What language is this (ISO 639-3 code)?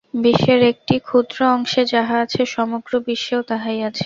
ben